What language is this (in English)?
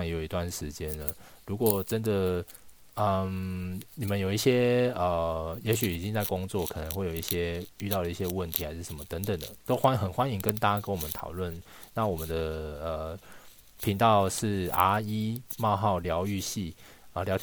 Chinese